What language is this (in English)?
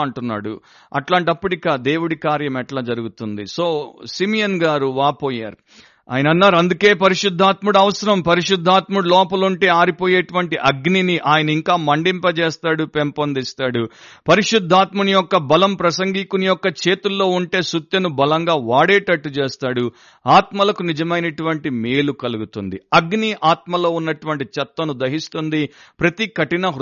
Telugu